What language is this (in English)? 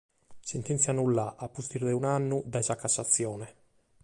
Sardinian